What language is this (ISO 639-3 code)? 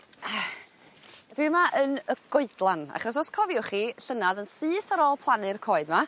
cym